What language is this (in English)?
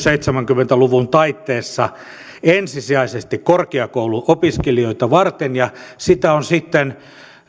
Finnish